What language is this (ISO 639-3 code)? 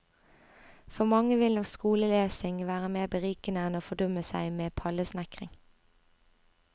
nor